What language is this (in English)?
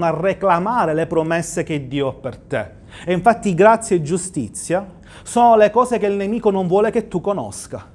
Italian